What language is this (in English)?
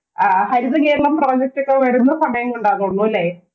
Malayalam